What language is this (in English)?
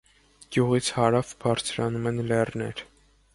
Armenian